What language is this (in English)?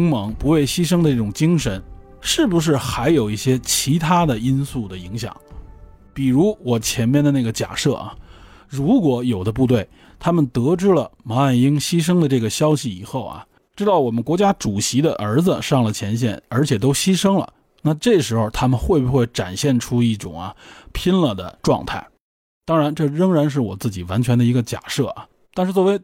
Chinese